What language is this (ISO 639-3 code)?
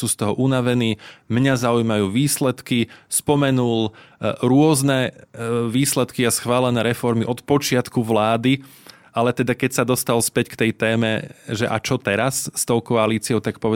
slk